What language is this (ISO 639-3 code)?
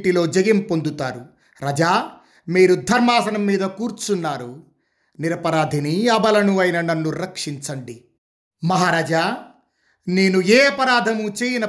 tel